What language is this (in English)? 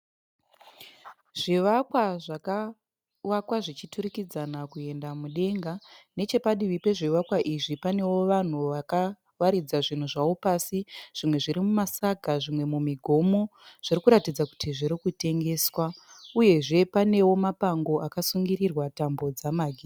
Shona